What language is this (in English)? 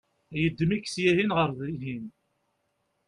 Kabyle